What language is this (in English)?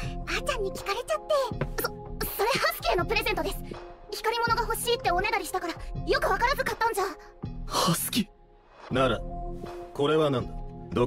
Japanese